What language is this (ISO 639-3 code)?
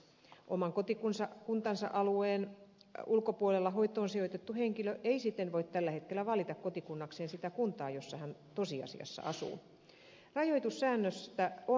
fin